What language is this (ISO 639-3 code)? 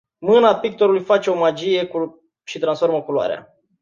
ron